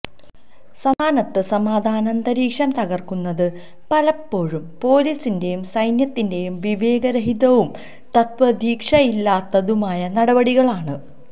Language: Malayalam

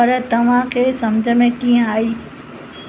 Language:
Sindhi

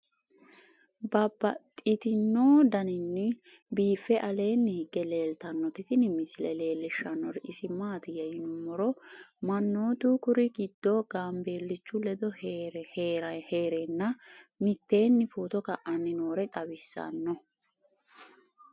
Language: Sidamo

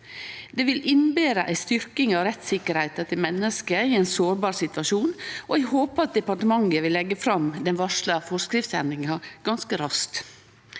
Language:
Norwegian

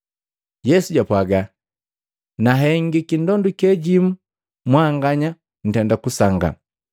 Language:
Matengo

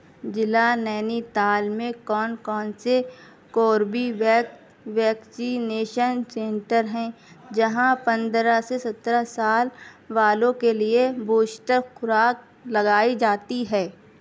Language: Urdu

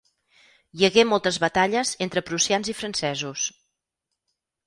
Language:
Catalan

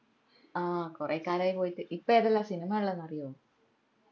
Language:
Malayalam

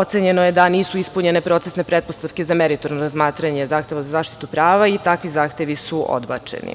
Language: Serbian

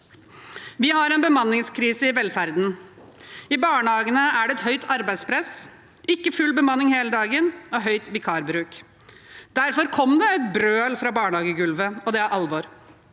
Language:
Norwegian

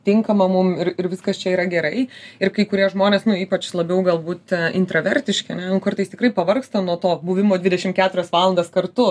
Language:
Lithuanian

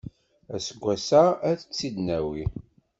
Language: Kabyle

